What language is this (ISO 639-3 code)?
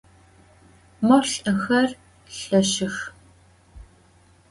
ady